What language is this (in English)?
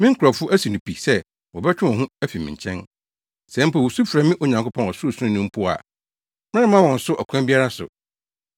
Akan